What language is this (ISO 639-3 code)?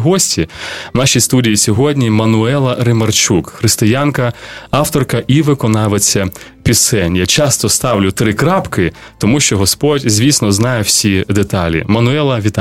ukr